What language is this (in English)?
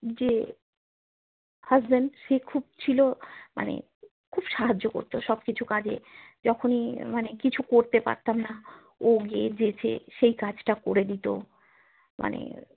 Bangla